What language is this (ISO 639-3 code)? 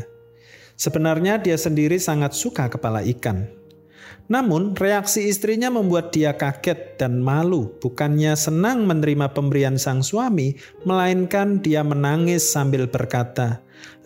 ind